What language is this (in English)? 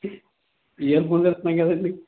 Telugu